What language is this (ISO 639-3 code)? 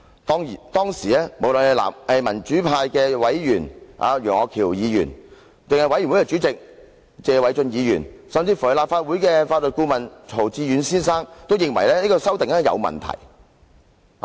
yue